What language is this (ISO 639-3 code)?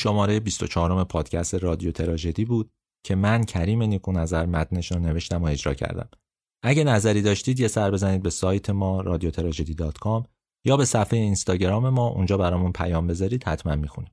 fas